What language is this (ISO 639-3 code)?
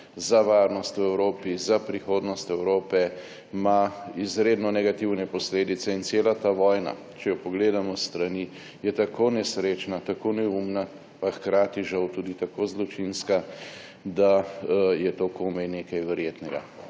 slv